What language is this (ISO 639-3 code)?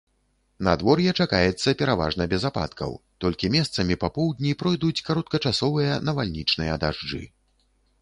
bel